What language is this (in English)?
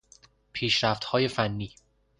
Persian